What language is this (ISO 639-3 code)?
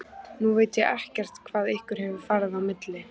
isl